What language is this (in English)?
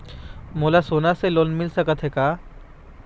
Chhattisgarhi